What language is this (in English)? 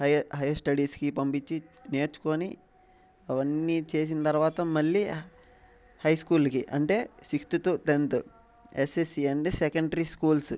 Telugu